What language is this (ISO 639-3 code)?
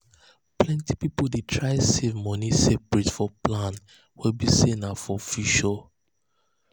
pcm